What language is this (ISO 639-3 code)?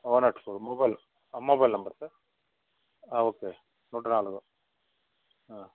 tel